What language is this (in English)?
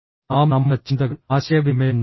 Malayalam